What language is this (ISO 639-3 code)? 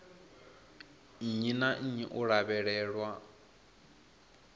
ven